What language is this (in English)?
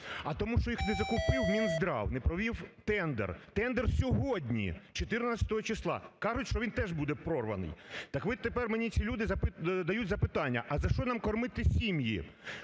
Ukrainian